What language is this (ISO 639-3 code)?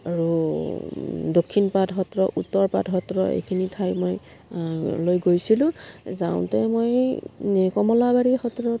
asm